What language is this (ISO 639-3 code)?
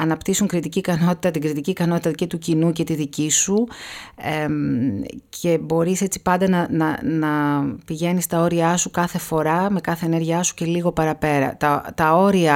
ell